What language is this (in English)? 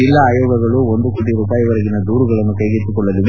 Kannada